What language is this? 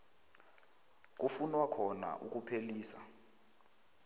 South Ndebele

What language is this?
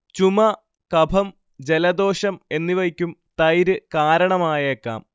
Malayalam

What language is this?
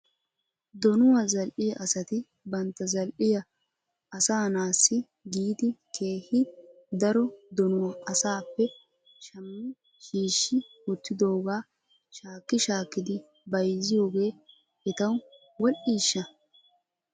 Wolaytta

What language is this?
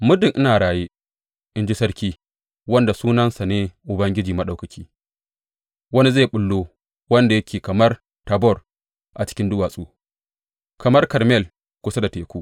Hausa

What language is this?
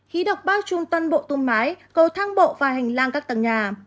Vietnamese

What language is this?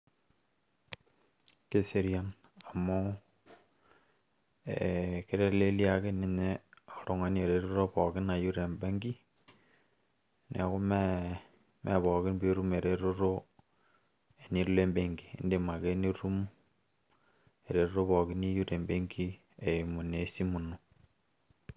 Masai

